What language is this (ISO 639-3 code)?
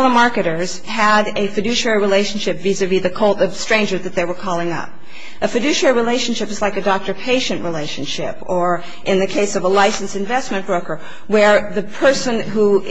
eng